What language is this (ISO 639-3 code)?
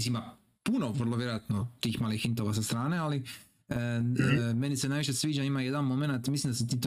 hrv